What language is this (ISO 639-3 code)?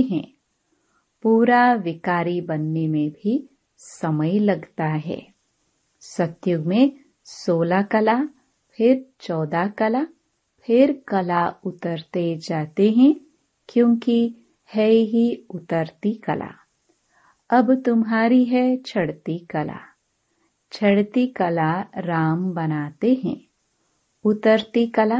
hin